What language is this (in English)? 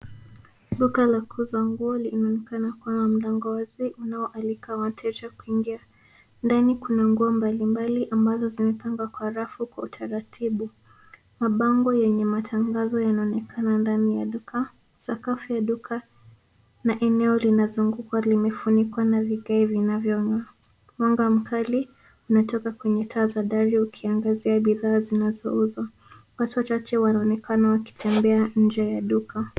Swahili